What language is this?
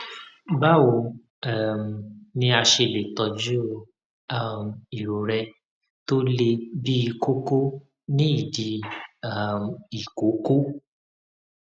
Yoruba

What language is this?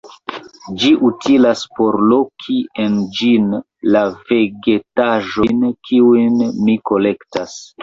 Esperanto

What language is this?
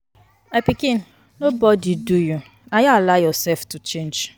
Nigerian Pidgin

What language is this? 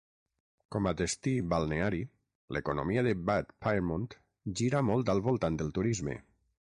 Catalan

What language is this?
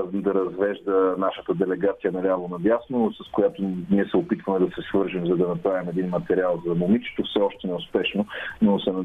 Bulgarian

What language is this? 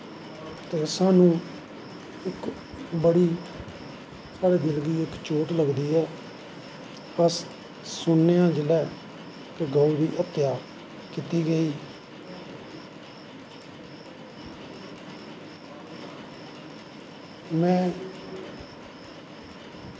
Dogri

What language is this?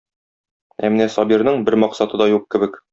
Tatar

